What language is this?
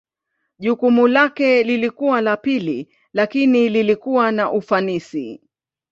Swahili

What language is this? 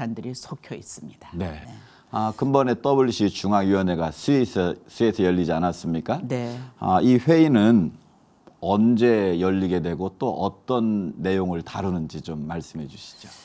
Korean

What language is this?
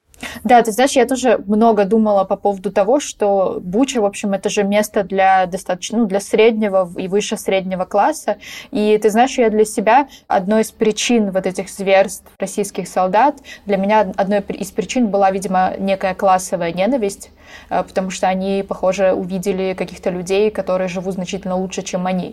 Russian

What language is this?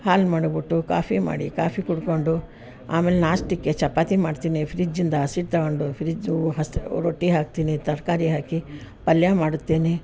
Kannada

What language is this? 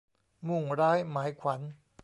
Thai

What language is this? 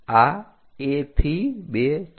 Gujarati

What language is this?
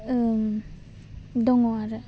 Bodo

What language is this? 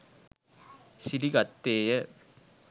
Sinhala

